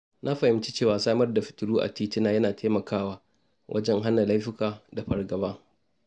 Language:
Hausa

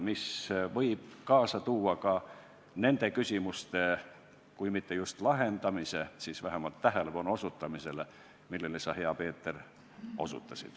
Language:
Estonian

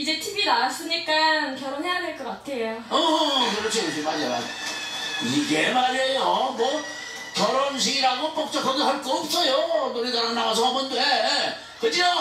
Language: Korean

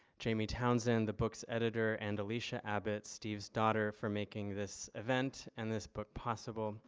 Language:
English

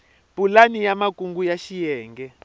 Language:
Tsonga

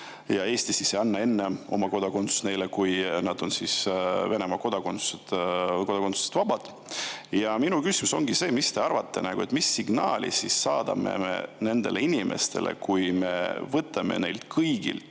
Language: Estonian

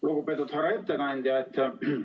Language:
Estonian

